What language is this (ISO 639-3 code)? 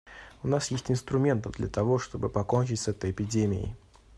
rus